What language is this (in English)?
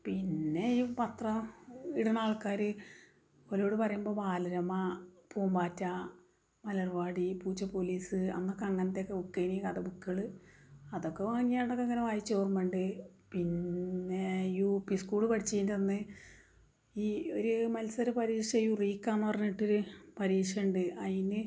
Malayalam